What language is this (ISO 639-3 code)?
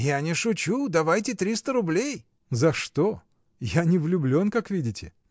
rus